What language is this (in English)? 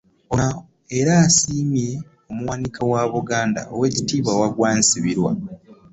Ganda